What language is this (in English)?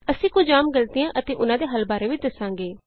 Punjabi